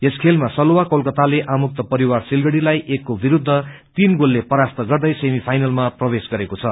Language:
Nepali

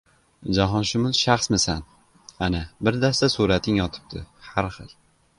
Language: Uzbek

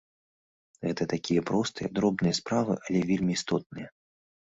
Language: Belarusian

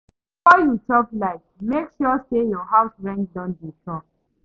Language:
Nigerian Pidgin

